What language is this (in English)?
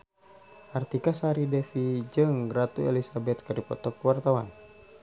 Sundanese